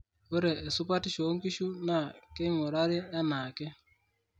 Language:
Masai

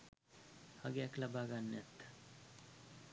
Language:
Sinhala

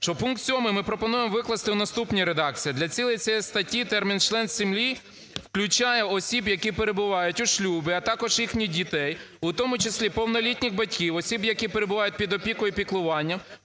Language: Ukrainian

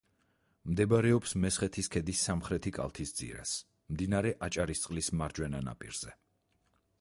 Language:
Georgian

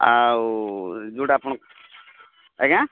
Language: Odia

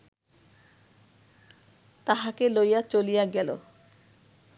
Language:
Bangla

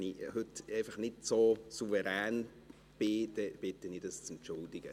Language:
Swiss German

